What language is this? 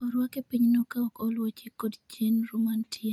Luo (Kenya and Tanzania)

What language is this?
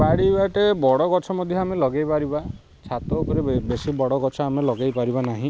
Odia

